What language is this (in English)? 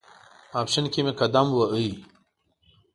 Pashto